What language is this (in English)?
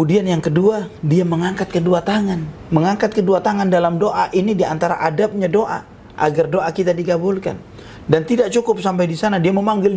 Indonesian